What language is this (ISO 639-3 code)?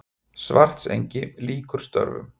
isl